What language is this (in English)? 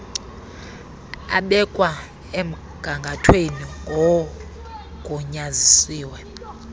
Xhosa